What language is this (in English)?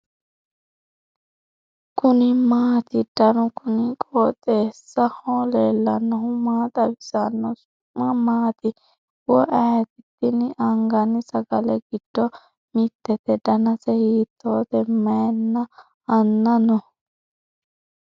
Sidamo